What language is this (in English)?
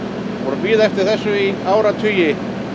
Icelandic